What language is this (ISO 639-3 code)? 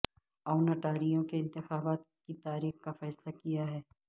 urd